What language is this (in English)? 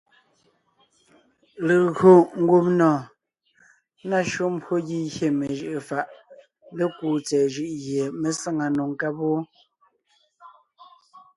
Ngiemboon